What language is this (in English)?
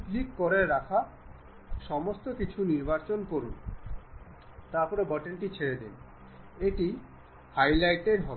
Bangla